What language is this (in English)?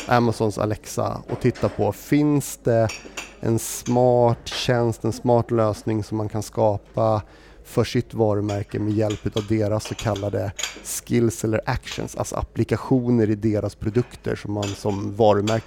Swedish